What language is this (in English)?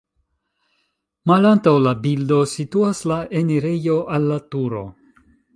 Esperanto